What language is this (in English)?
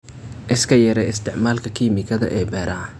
Somali